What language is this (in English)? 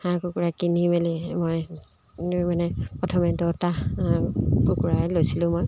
Assamese